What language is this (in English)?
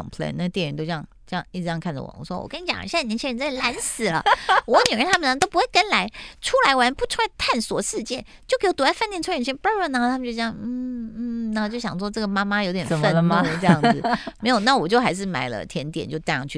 Chinese